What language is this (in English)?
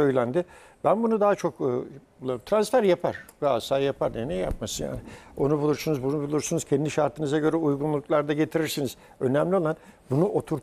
Turkish